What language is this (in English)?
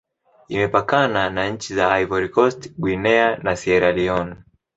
Swahili